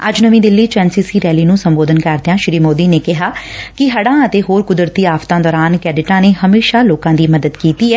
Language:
Punjabi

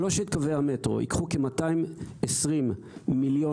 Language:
Hebrew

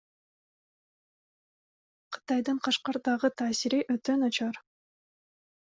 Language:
Kyrgyz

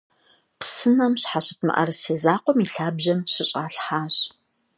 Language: Kabardian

